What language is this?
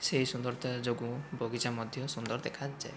Odia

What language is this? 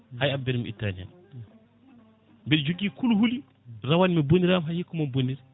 Fula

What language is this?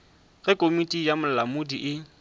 Northern Sotho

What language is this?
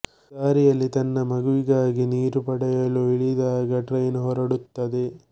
Kannada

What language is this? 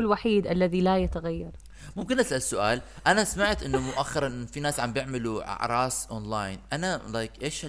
Arabic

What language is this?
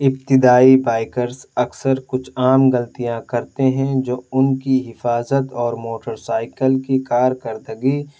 Urdu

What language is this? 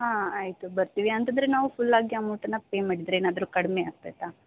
Kannada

